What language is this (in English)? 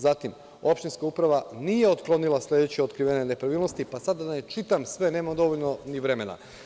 Serbian